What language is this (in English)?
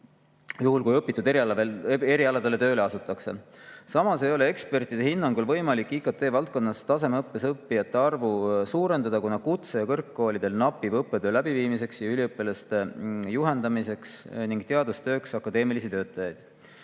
Estonian